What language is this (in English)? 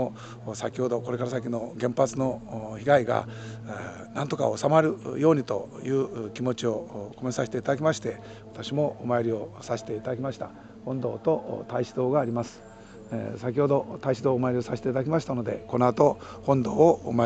Japanese